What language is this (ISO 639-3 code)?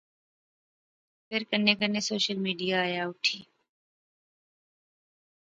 phr